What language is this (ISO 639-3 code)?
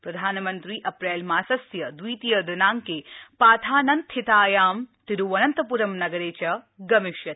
san